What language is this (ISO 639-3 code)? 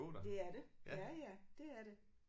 dan